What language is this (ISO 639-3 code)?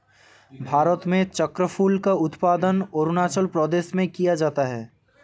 hin